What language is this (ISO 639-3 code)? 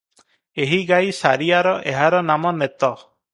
ori